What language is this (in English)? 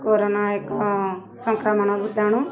Odia